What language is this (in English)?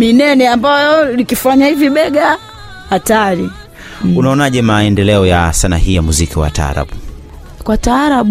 Swahili